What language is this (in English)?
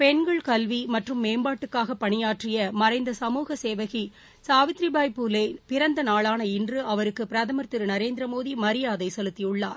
Tamil